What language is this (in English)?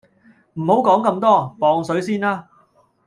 Cantonese